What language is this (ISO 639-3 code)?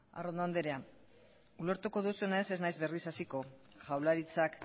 eus